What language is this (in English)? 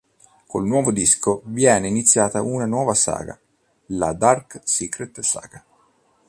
Italian